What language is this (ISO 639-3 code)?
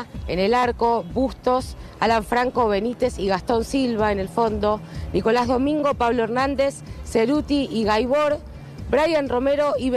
spa